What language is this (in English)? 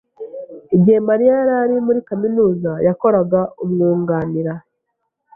Kinyarwanda